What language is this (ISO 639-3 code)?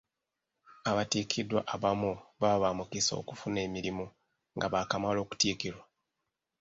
lug